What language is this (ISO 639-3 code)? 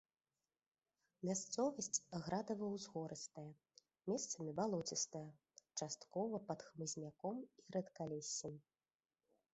bel